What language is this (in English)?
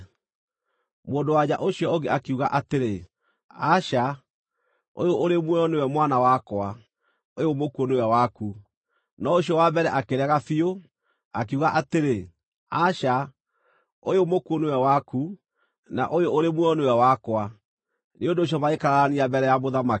Kikuyu